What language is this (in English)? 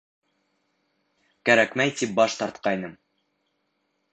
Bashkir